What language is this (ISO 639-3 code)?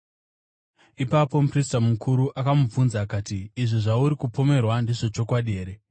sna